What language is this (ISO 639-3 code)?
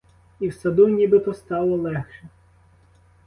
ukr